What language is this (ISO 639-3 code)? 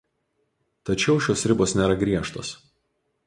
lit